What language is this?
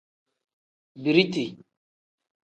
Tem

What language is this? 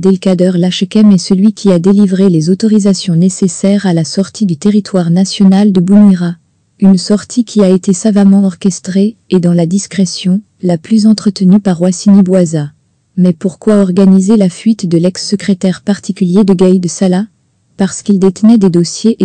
French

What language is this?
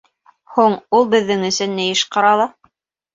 Bashkir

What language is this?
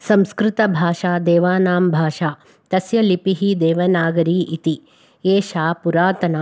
Sanskrit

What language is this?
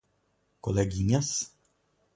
Portuguese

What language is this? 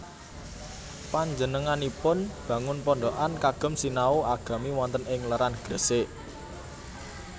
Javanese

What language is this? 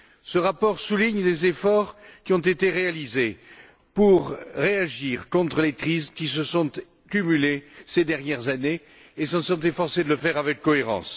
French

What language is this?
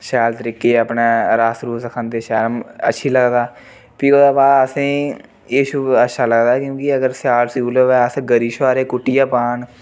Dogri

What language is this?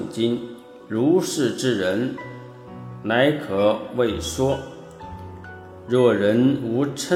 Chinese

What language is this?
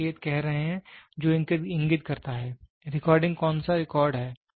Hindi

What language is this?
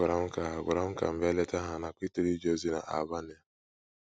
Igbo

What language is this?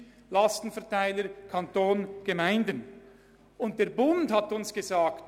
Swiss German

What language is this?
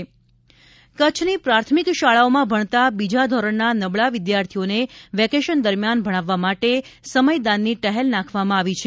Gujarati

